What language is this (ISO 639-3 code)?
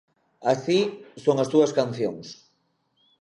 glg